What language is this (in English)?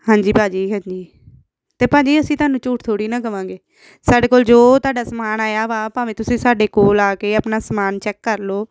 Punjabi